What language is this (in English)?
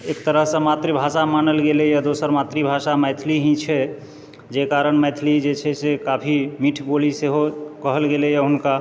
Maithili